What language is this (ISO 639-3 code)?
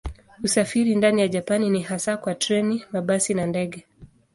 swa